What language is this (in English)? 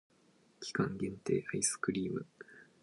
Japanese